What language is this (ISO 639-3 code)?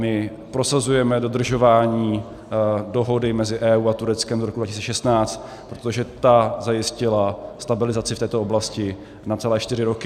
ces